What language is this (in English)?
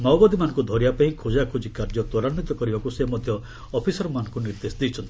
Odia